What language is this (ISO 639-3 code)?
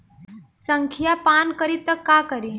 bho